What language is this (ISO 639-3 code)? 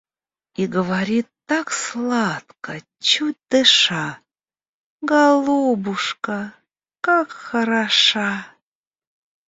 rus